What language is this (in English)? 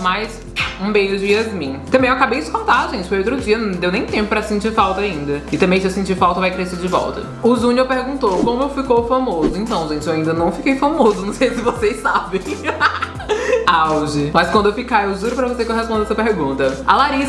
Portuguese